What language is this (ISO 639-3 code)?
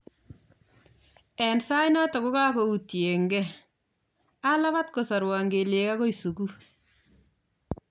kln